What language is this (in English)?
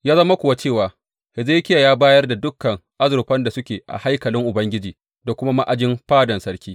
Hausa